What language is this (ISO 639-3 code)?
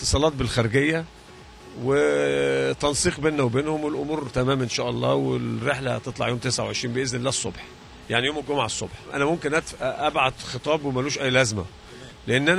ara